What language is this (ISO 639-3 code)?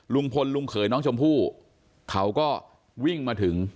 tha